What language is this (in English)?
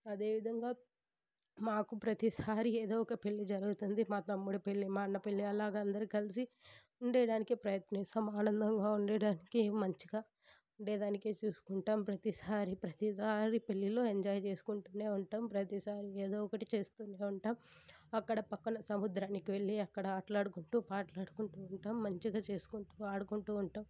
Telugu